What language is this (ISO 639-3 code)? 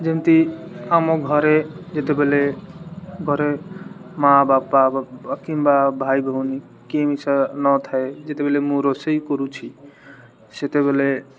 ori